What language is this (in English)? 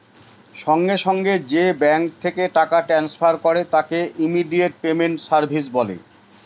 Bangla